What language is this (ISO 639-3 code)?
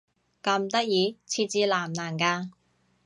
yue